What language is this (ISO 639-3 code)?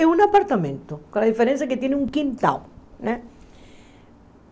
por